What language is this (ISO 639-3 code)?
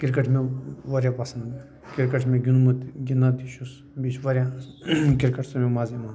kas